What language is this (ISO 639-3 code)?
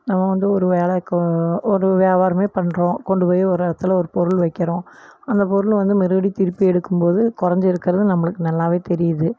tam